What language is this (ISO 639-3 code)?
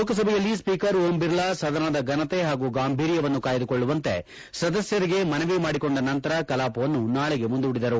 kan